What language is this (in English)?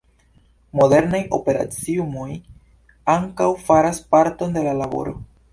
Esperanto